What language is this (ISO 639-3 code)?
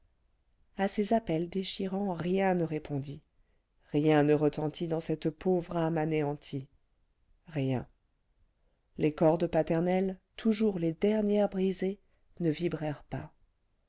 fra